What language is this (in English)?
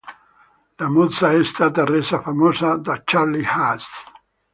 Italian